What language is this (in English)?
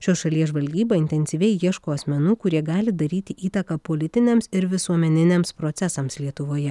Lithuanian